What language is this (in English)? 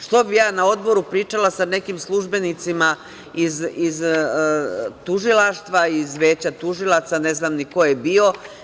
Serbian